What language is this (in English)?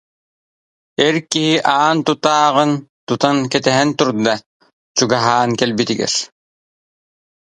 Yakut